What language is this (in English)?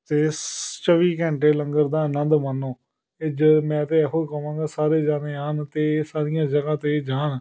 Punjabi